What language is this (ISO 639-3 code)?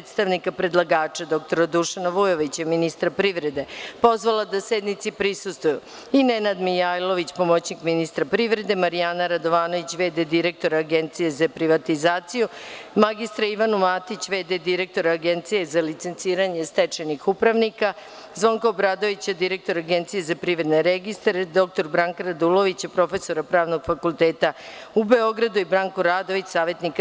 srp